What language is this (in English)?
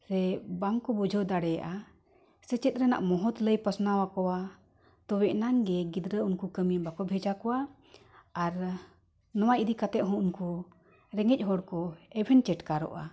Santali